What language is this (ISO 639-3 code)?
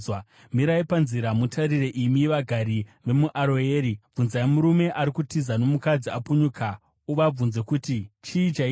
sna